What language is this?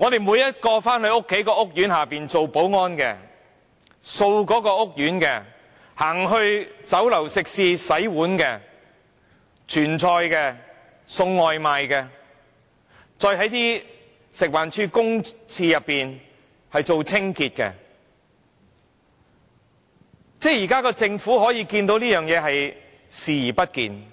Cantonese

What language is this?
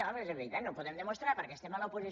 Catalan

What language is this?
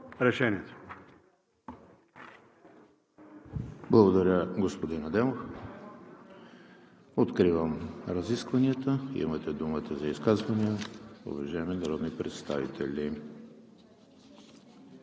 Bulgarian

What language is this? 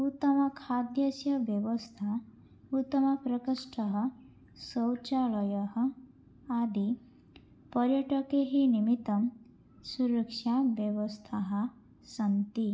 Sanskrit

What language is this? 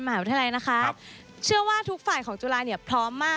Thai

